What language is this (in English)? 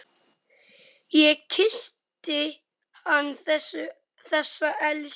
Icelandic